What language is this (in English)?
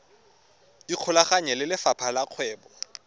Tswana